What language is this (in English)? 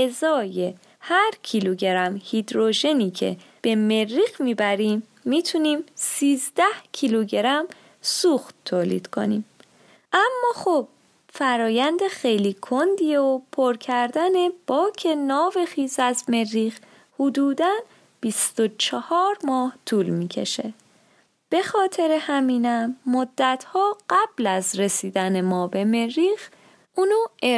Persian